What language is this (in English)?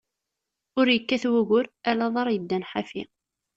Kabyle